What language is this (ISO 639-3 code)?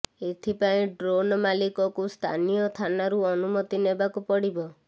ori